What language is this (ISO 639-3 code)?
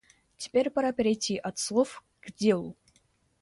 rus